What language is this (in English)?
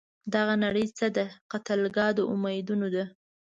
Pashto